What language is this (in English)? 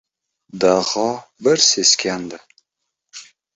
Uzbek